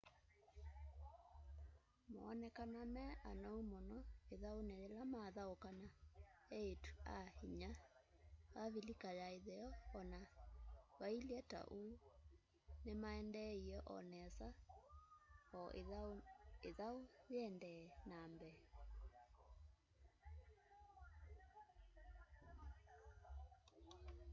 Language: Kamba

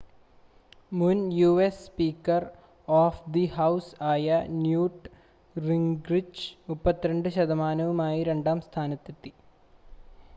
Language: Malayalam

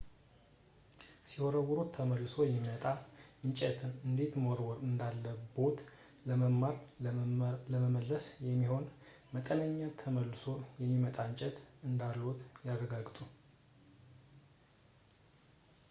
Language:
Amharic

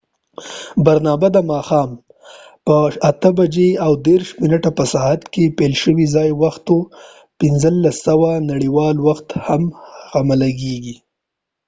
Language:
Pashto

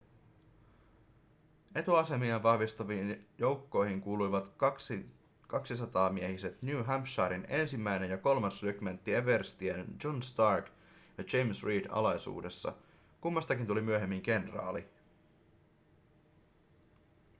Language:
Finnish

